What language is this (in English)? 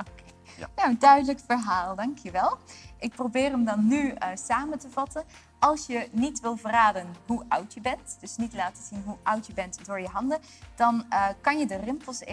Dutch